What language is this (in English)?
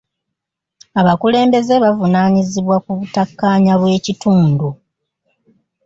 Ganda